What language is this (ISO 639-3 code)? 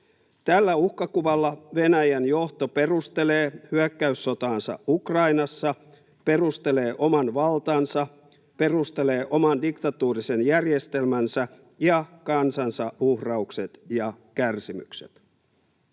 fin